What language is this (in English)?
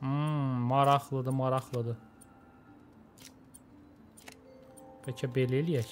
Turkish